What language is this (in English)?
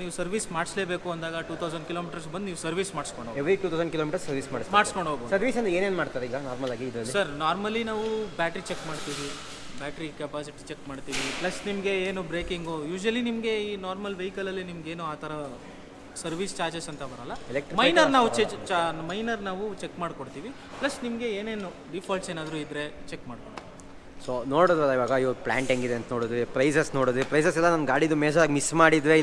Kannada